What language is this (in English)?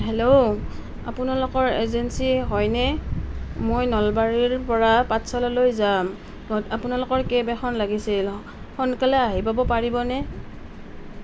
Assamese